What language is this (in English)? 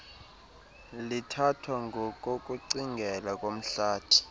Xhosa